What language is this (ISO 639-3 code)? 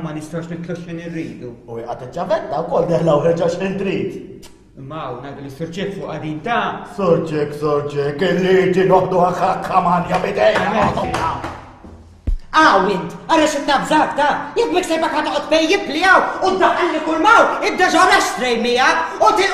ara